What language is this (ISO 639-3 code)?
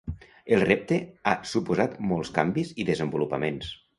cat